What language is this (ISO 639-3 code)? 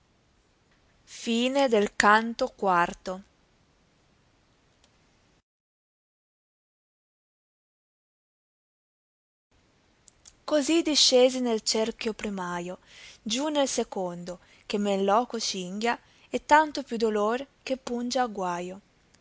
ita